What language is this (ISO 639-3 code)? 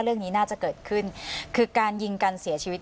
tha